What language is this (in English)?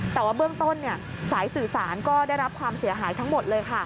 Thai